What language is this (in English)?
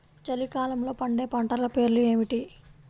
Telugu